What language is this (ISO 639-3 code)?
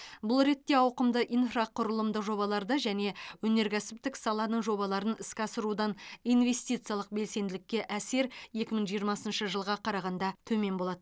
kaz